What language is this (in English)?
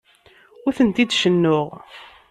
Kabyle